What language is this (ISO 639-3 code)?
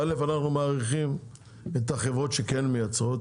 heb